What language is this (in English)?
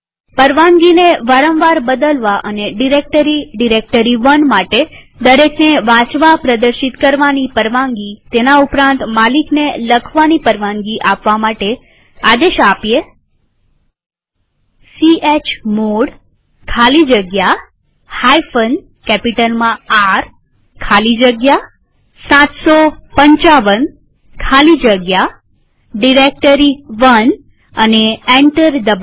Gujarati